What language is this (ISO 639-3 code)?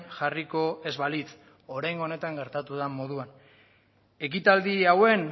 eus